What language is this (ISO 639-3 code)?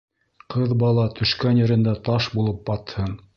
bak